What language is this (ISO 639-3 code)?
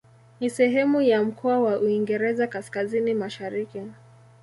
swa